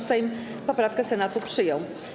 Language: Polish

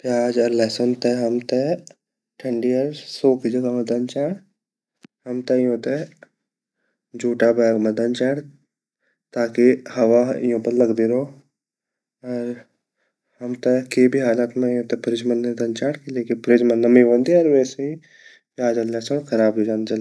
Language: Garhwali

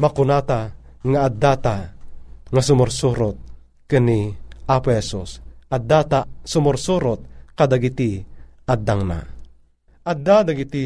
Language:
Filipino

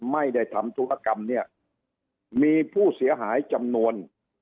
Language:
Thai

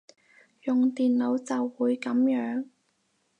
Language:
Cantonese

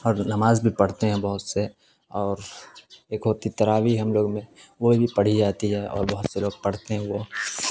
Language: Urdu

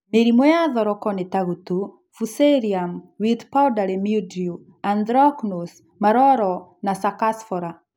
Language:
Kikuyu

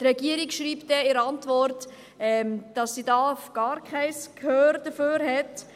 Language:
Swiss German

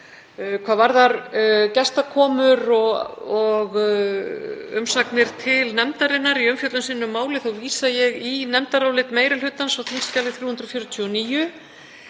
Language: Icelandic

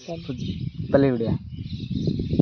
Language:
Odia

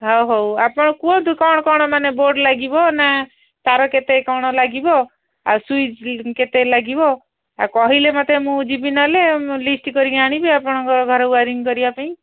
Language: Odia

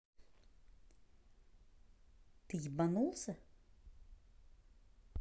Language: Russian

